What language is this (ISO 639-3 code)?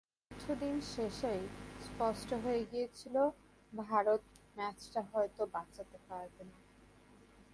ben